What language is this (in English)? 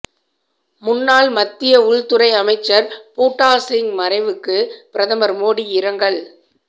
Tamil